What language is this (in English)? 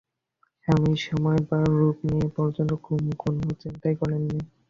Bangla